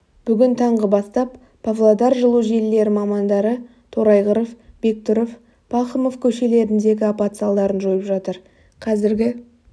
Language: Kazakh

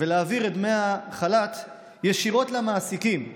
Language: Hebrew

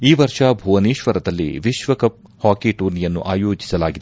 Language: Kannada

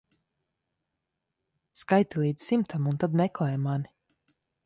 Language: Latvian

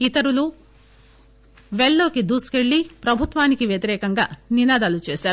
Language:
Telugu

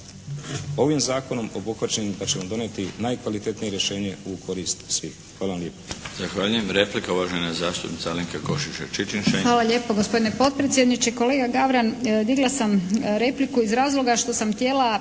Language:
Croatian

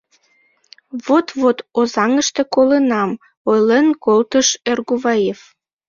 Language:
Mari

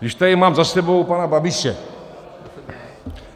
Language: Czech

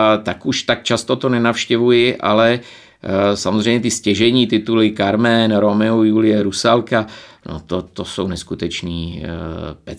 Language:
Czech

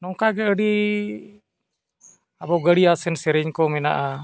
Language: Santali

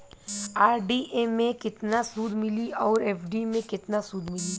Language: Bhojpuri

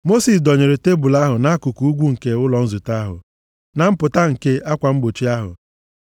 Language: Igbo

